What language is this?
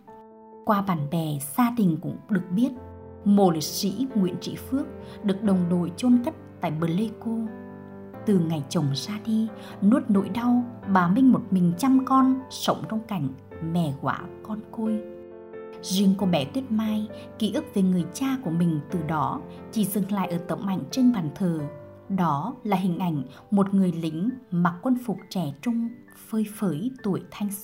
Vietnamese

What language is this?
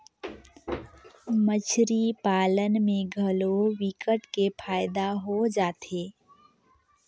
Chhattisgarhi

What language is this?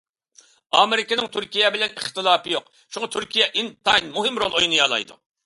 Uyghur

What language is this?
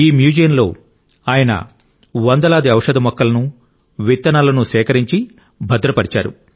Telugu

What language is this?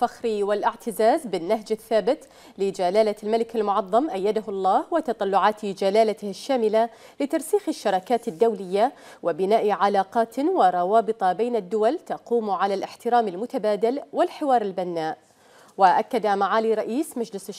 Arabic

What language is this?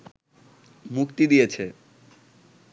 Bangla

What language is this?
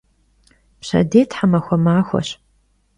Kabardian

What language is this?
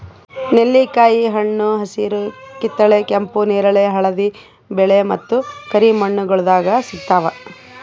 Kannada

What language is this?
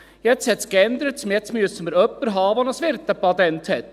Swiss German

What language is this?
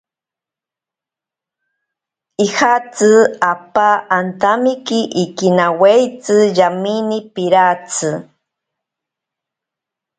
Ashéninka Perené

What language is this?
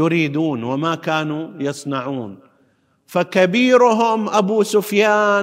Arabic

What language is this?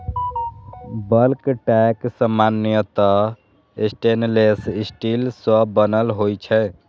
Maithili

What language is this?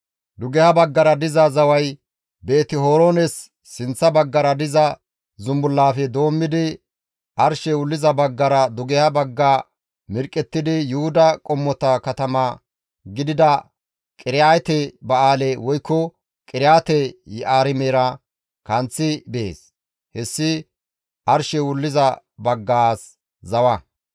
Gamo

